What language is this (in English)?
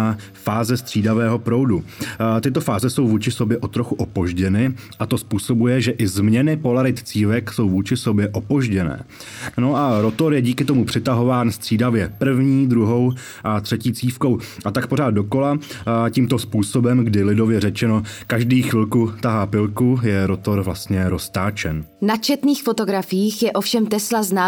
Czech